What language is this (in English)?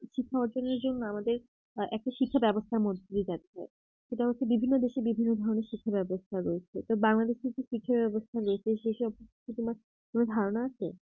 Bangla